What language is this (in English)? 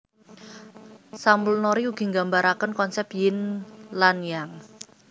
Javanese